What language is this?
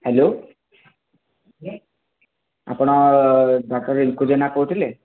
Odia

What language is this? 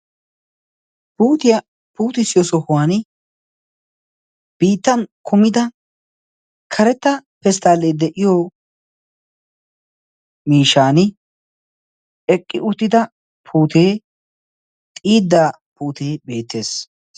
Wolaytta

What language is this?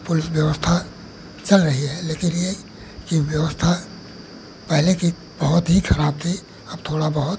Hindi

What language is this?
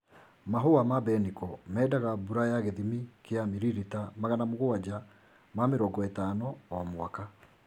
Kikuyu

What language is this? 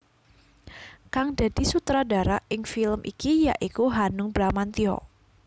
Javanese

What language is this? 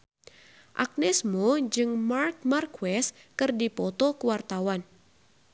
Sundanese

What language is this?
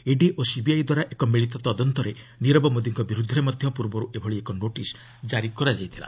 Odia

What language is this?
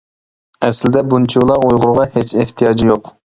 Uyghur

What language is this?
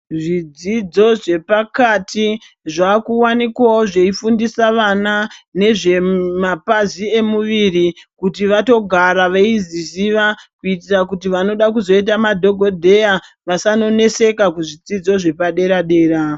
Ndau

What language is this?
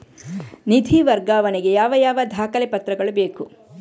Kannada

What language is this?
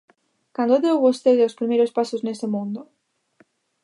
Galician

